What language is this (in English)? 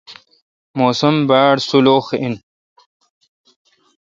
Kalkoti